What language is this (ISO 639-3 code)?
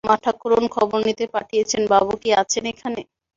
ben